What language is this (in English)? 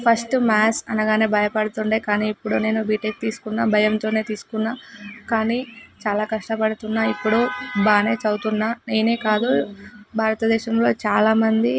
Telugu